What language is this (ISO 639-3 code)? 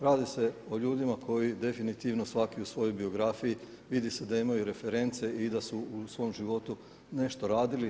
hrv